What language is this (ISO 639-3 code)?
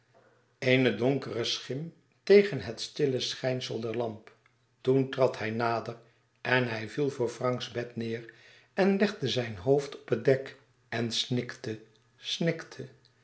nld